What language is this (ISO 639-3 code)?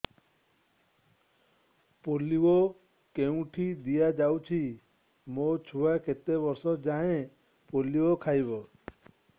ori